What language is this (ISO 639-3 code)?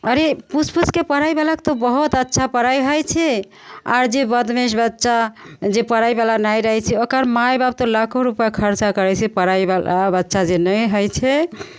mai